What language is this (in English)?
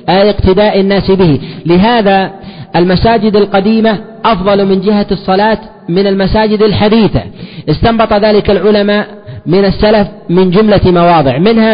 Arabic